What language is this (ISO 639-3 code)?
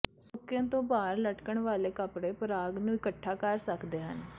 pan